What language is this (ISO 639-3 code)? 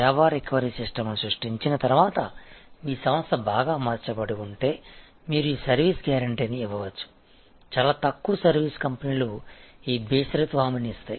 tel